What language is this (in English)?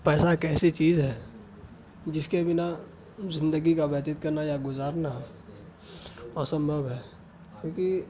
Urdu